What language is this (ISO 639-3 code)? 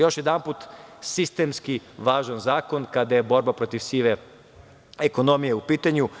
srp